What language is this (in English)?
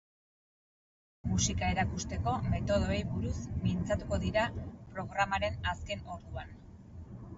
Basque